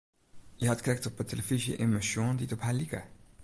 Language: Western Frisian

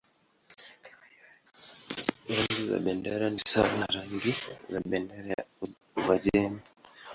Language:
Swahili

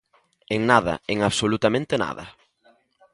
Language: Galician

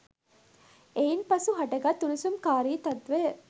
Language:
Sinhala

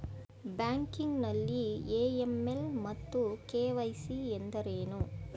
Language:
Kannada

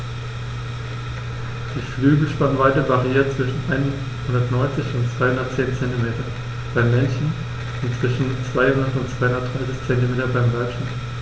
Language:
German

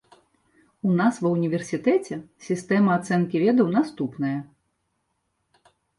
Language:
Belarusian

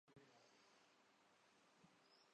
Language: Urdu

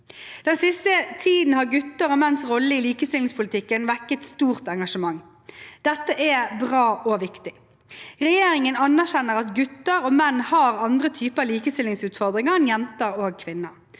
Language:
Norwegian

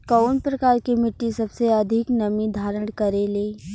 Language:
Bhojpuri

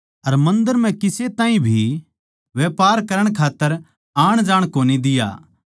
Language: Haryanvi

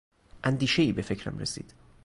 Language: Persian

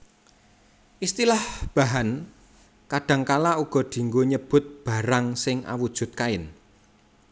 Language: Javanese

